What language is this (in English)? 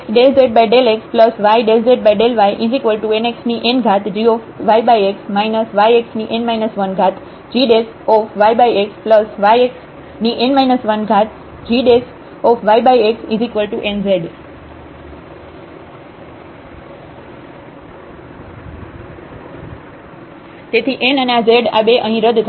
Gujarati